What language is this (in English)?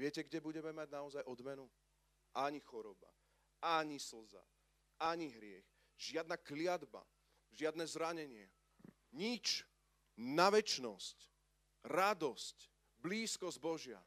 Slovak